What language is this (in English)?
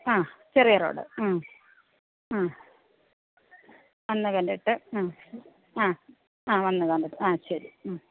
Malayalam